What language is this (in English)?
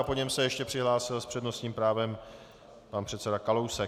Czech